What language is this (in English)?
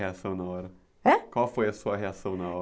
Portuguese